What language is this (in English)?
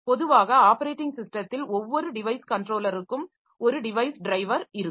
Tamil